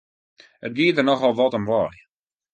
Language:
Western Frisian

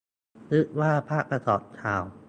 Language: Thai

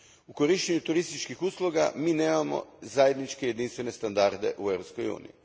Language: Croatian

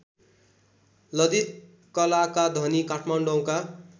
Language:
Nepali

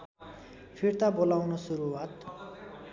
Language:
Nepali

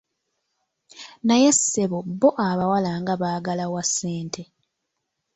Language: Ganda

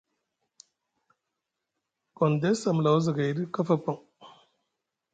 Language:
Musgu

